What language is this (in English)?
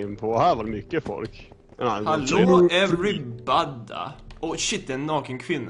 Swedish